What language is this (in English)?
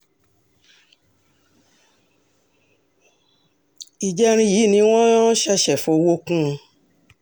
Yoruba